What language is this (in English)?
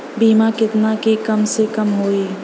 Bhojpuri